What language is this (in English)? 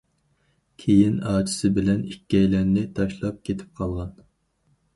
Uyghur